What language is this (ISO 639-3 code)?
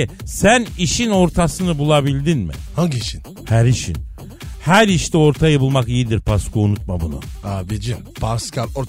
tur